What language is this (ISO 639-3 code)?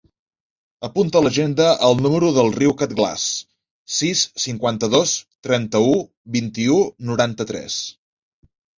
cat